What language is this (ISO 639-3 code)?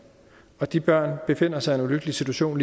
dan